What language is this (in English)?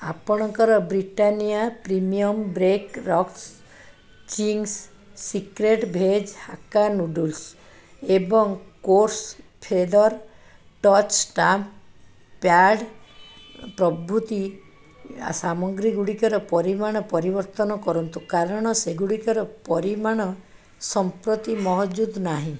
Odia